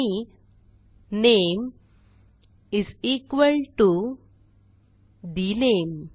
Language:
Marathi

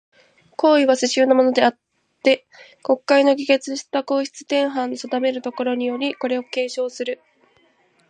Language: Japanese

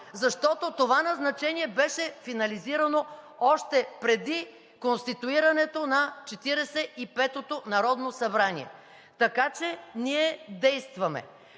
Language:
Bulgarian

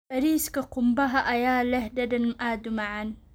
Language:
Somali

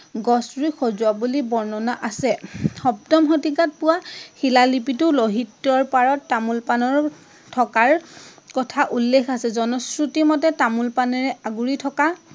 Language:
Assamese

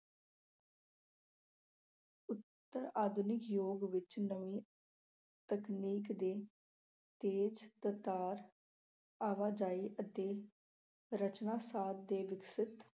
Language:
Punjabi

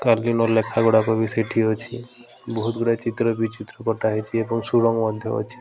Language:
Odia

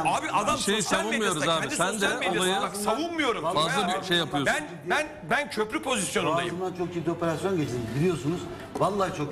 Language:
Turkish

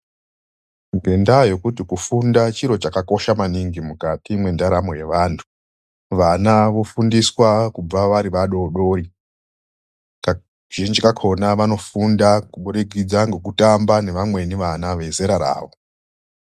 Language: Ndau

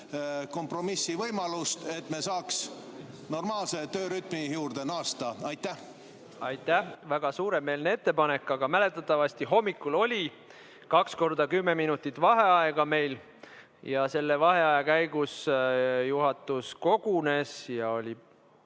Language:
Estonian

